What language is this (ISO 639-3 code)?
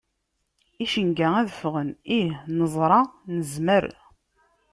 kab